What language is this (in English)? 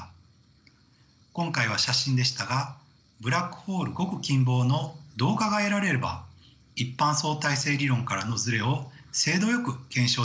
Japanese